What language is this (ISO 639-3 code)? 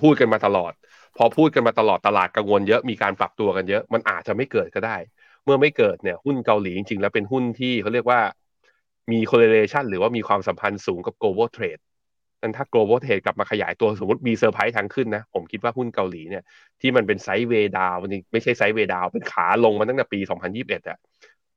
tha